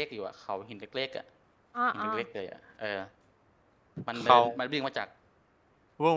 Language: Thai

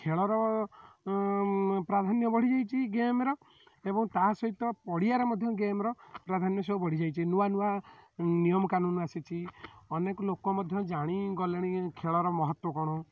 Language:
Odia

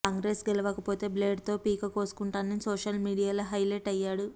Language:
Telugu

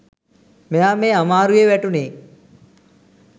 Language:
Sinhala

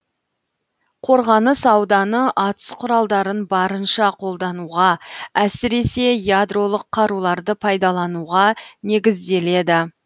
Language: Kazakh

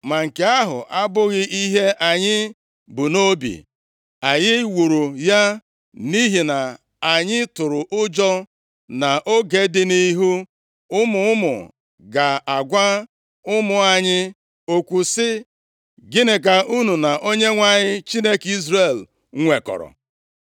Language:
Igbo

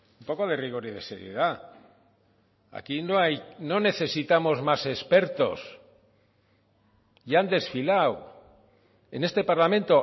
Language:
Spanish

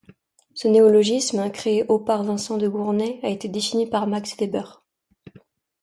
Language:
French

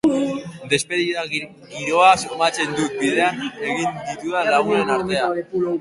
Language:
Basque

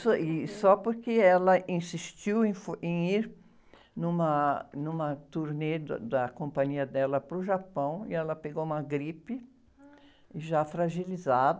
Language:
Portuguese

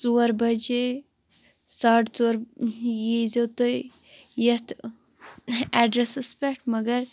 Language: Kashmiri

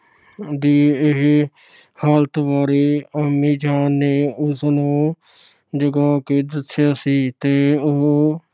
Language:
Punjabi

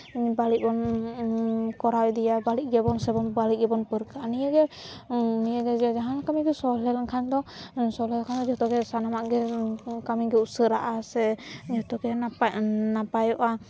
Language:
Santali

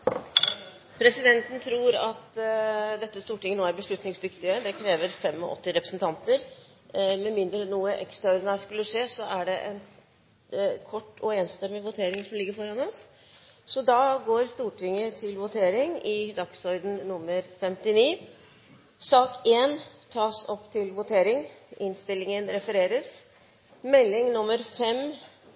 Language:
Norwegian Bokmål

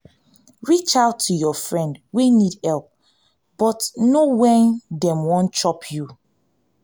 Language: Nigerian Pidgin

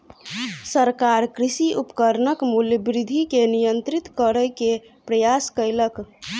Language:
Maithili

